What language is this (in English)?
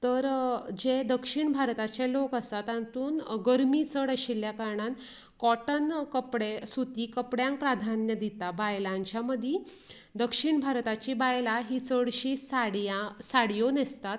Konkani